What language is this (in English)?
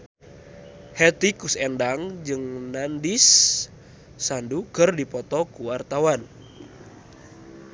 Sundanese